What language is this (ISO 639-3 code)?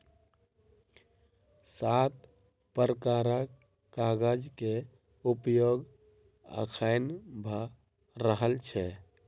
mai